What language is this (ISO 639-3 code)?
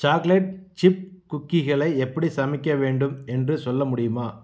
tam